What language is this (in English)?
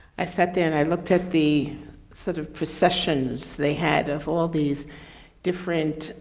English